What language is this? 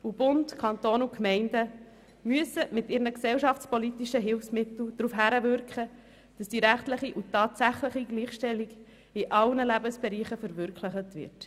Swiss German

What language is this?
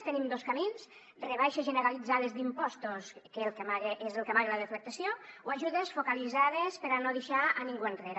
Catalan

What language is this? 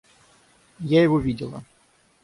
Russian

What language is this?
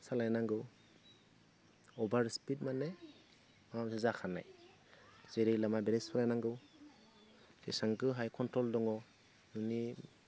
Bodo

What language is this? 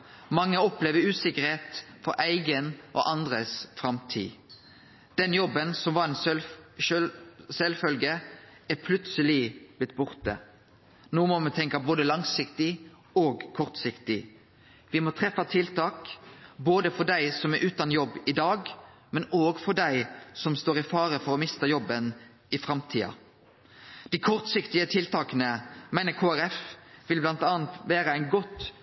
Norwegian Nynorsk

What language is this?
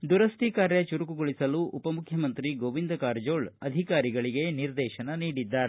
Kannada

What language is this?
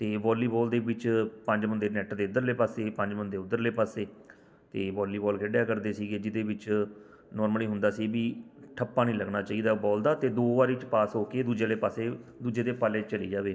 Punjabi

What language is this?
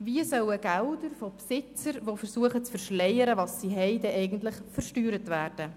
Swiss German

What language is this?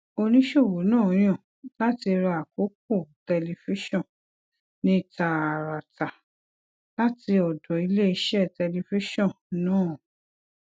Yoruba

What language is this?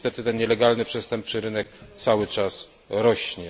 Polish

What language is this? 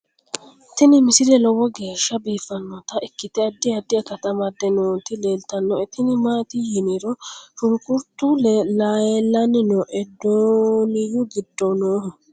Sidamo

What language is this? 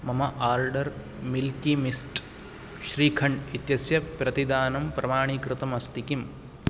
Sanskrit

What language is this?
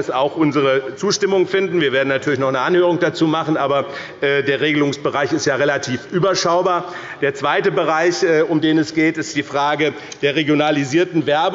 German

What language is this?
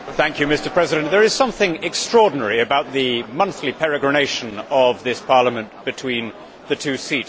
English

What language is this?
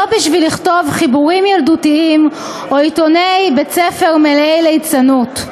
Hebrew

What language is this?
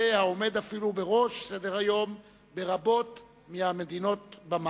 Hebrew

